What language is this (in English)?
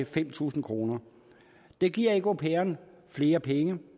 Danish